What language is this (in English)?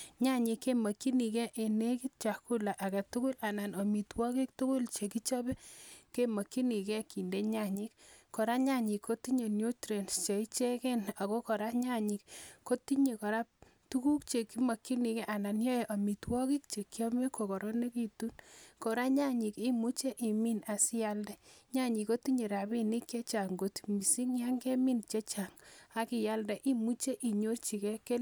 Kalenjin